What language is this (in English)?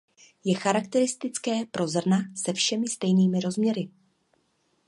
Czech